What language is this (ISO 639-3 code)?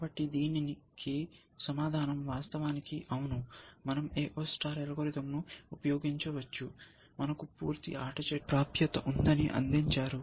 tel